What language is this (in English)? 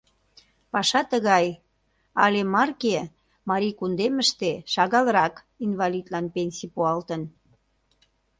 Mari